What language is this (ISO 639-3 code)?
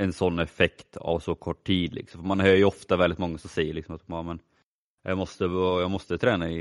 swe